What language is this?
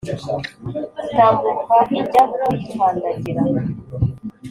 Kinyarwanda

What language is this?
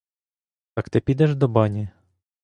Ukrainian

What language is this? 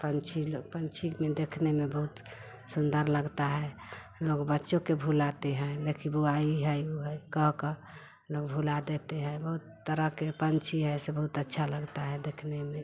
Hindi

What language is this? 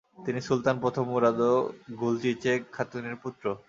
Bangla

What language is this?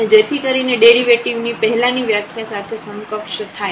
Gujarati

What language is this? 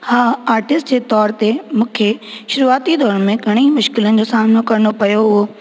Sindhi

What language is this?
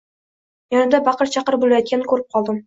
Uzbek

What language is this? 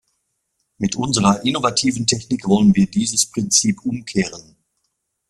German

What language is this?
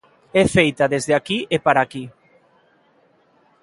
Galician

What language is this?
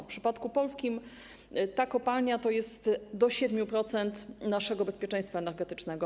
Polish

